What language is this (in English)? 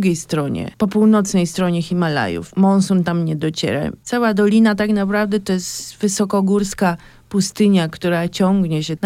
Polish